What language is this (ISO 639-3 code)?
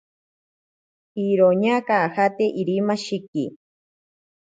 prq